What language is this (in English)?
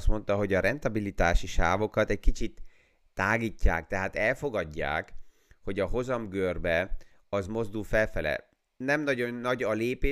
Hungarian